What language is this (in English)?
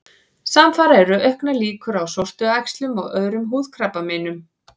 Icelandic